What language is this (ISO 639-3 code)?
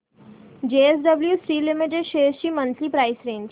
mar